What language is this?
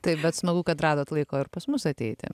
Lithuanian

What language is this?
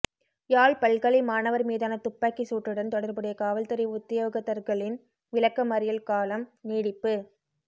Tamil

